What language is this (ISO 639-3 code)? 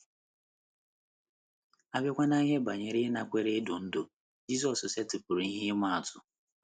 ibo